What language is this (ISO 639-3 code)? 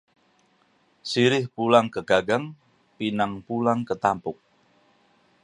ind